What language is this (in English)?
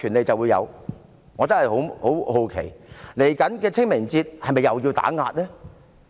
Cantonese